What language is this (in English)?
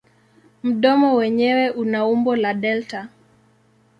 Swahili